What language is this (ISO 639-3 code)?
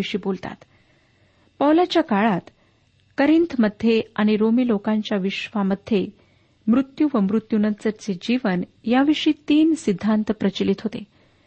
mar